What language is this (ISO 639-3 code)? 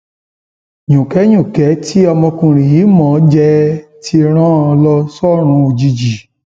yor